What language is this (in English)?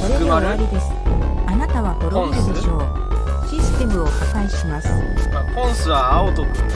Japanese